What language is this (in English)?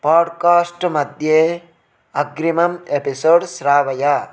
Sanskrit